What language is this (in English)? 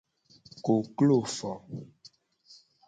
Gen